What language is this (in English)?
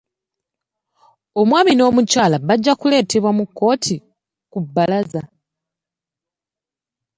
Ganda